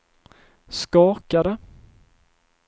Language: Swedish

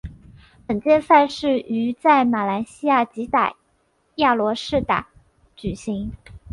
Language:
Chinese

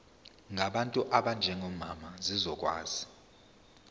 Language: Zulu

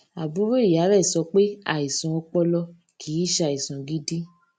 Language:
Yoruba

